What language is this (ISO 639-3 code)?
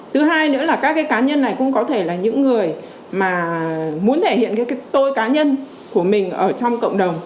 vie